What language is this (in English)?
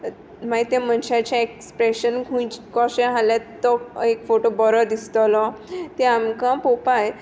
Konkani